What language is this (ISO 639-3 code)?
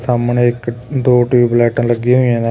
pan